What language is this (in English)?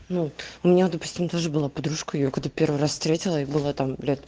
Russian